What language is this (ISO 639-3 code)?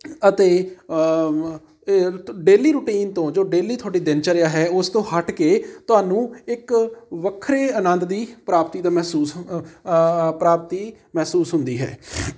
pan